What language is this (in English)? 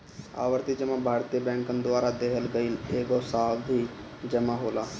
Bhojpuri